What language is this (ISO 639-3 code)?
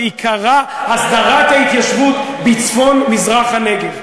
heb